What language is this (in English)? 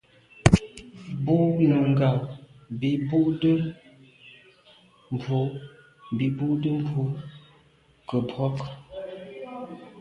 Medumba